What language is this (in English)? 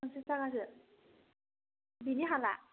Bodo